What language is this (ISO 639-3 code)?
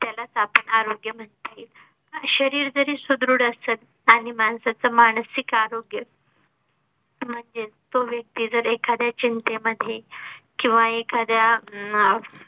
mar